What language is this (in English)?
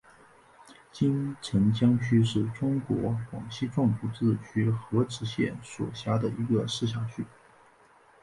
Chinese